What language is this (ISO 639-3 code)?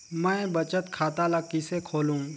hne